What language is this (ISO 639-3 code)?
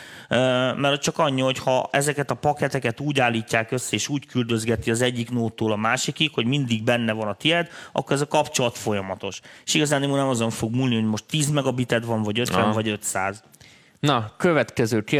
hun